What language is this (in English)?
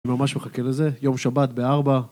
Hebrew